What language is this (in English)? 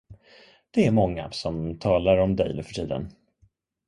Swedish